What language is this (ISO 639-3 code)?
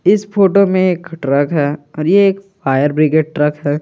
hin